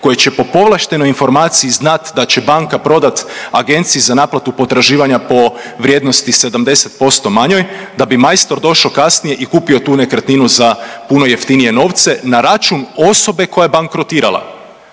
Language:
Croatian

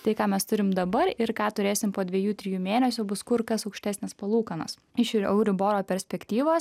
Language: Lithuanian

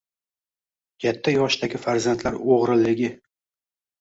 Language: Uzbek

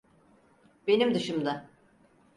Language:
Turkish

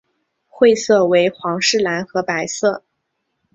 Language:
Chinese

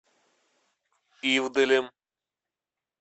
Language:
Russian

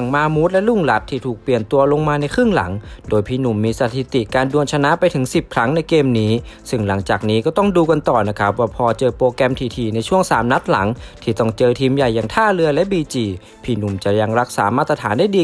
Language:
Thai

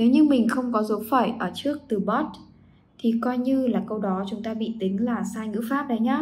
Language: Vietnamese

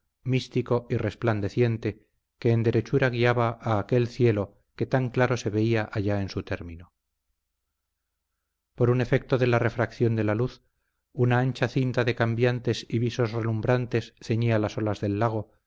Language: Spanish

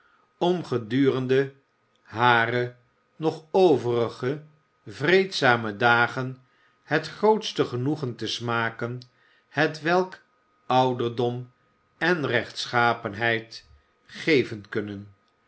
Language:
Dutch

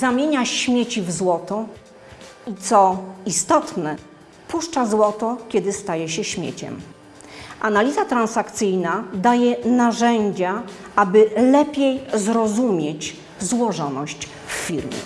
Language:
Polish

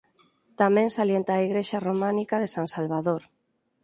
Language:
Galician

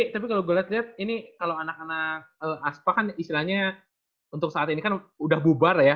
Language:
Indonesian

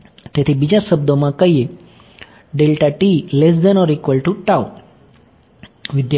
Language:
Gujarati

